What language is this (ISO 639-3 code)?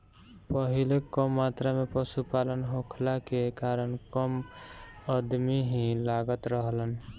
bho